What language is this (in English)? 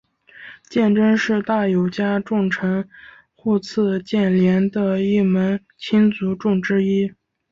Chinese